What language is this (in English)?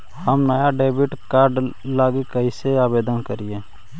Magahi